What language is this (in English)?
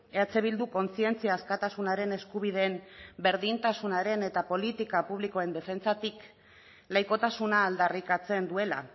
Basque